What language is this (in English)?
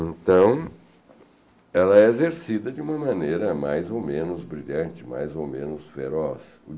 Portuguese